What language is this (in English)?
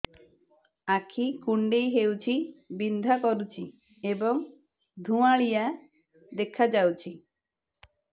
Odia